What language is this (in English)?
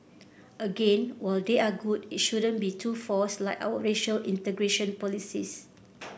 English